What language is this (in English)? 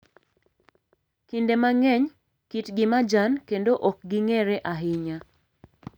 Luo (Kenya and Tanzania)